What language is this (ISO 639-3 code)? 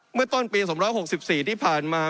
tha